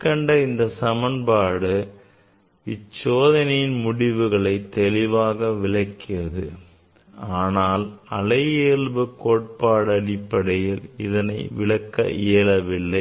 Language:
Tamil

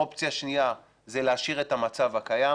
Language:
Hebrew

